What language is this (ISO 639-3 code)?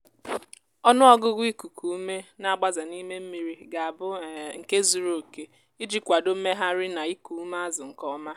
ibo